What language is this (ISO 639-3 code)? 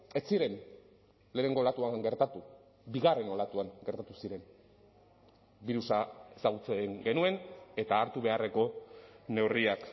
eus